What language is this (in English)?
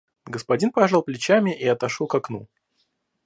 Russian